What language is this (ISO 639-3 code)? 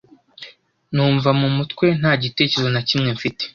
kin